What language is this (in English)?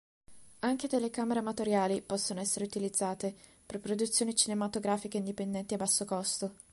Italian